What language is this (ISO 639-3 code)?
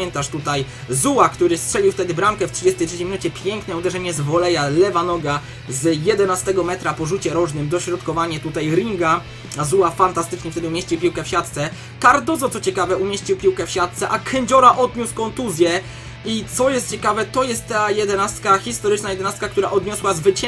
pol